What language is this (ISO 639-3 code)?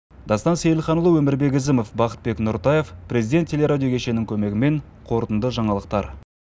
kaz